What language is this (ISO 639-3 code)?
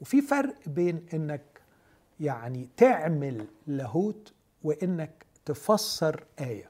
ara